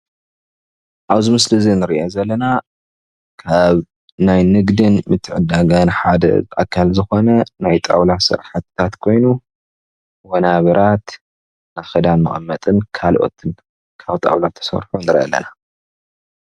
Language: Tigrinya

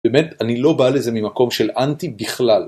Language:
Hebrew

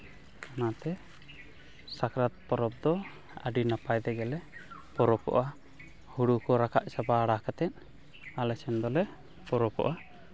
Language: Santali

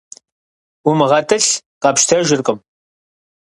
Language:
Kabardian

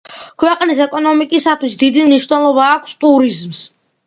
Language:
Georgian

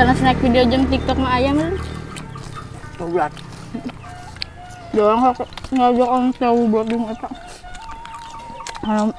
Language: Indonesian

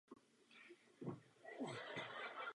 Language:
Czech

